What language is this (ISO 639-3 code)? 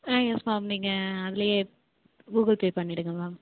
tam